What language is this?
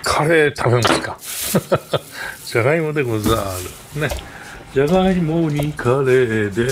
Japanese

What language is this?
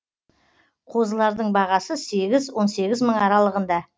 Kazakh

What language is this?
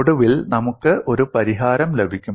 Malayalam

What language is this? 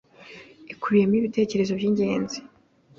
Kinyarwanda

